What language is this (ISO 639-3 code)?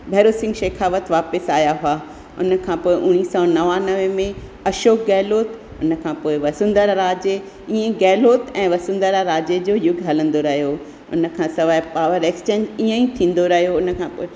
snd